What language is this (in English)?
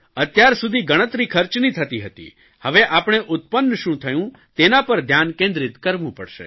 Gujarati